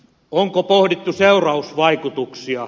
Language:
Finnish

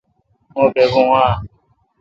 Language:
Kalkoti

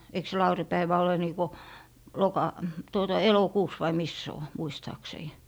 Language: Finnish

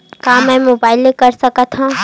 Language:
Chhattisgarhi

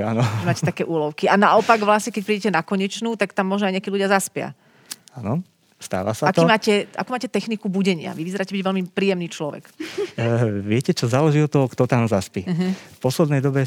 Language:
Slovak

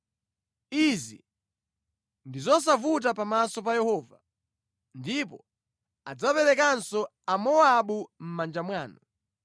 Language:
Nyanja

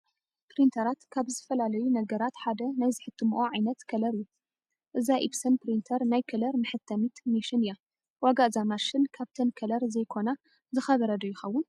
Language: Tigrinya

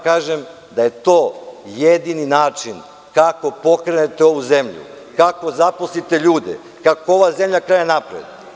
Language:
Serbian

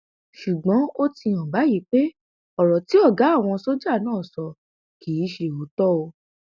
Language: Yoruba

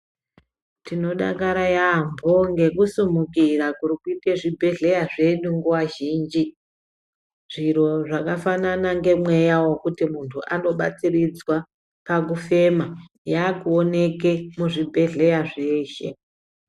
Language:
Ndau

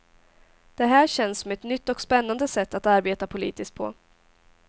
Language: Swedish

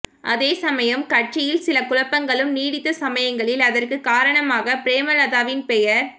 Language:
Tamil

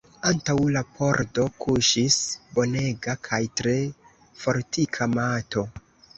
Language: Esperanto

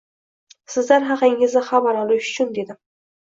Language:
Uzbek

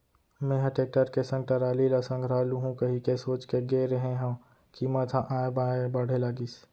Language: Chhattisgarhi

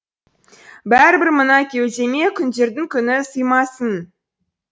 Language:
Kazakh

